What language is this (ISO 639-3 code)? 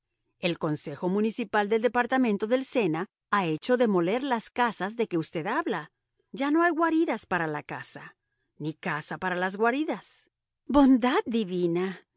spa